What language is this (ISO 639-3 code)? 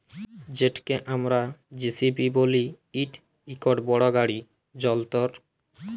ben